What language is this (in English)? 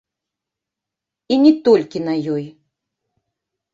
Belarusian